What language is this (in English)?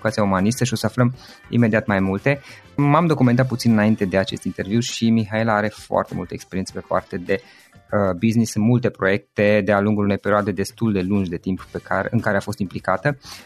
Romanian